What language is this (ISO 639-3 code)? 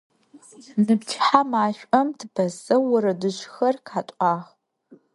ady